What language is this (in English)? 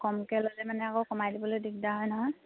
Assamese